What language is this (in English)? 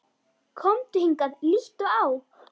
Icelandic